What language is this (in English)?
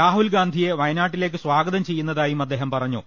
Malayalam